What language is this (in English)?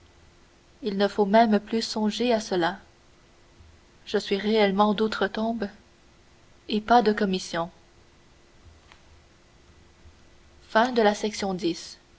French